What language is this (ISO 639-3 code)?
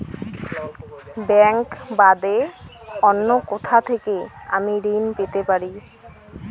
ben